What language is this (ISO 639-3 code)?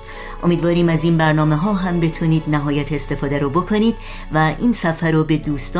fas